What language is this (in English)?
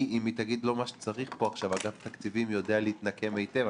Hebrew